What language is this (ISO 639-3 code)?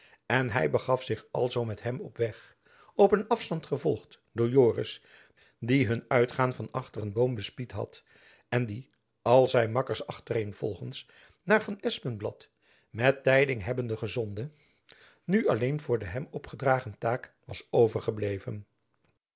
nld